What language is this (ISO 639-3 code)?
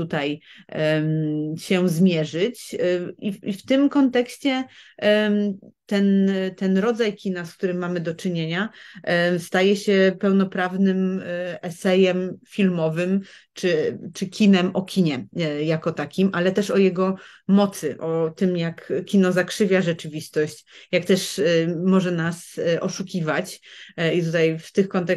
pol